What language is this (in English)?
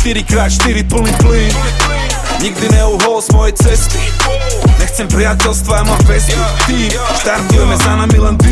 Slovak